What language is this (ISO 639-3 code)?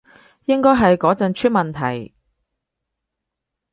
yue